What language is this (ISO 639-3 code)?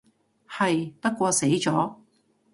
yue